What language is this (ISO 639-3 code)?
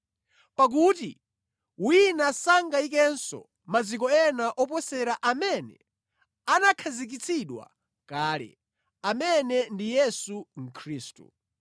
nya